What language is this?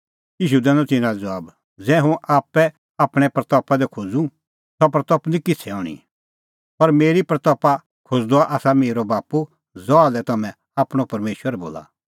Kullu Pahari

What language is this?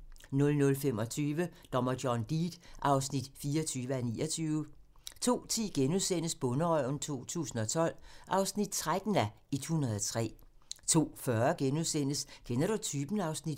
Danish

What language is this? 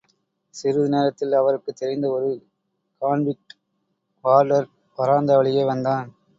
Tamil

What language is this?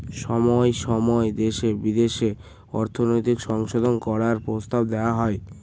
Bangla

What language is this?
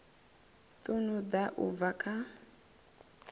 Venda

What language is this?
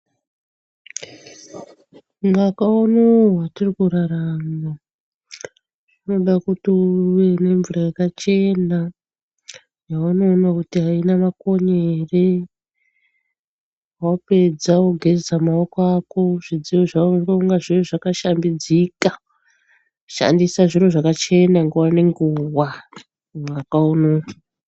Ndau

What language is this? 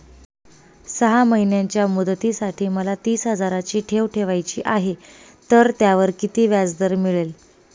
Marathi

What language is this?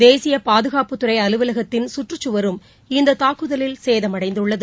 Tamil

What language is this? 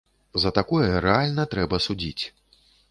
Belarusian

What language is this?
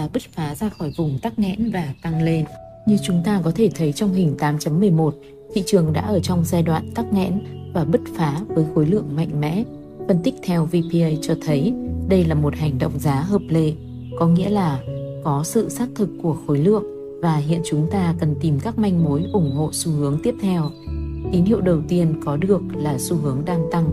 Vietnamese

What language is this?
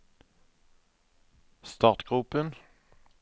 Norwegian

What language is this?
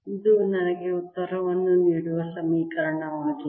Kannada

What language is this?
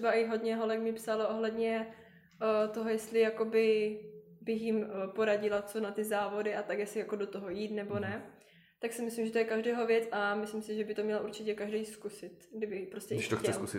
Czech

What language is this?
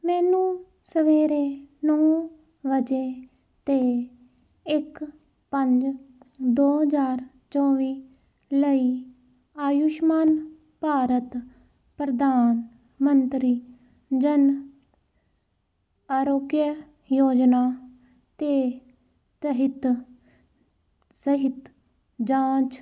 Punjabi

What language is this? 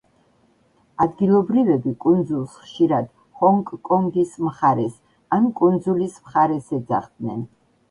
Georgian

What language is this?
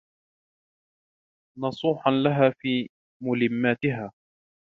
Arabic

